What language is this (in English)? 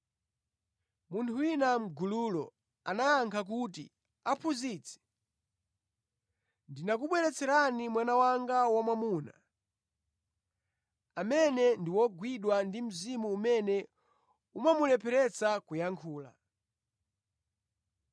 Nyanja